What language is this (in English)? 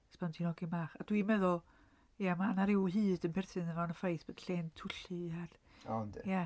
Welsh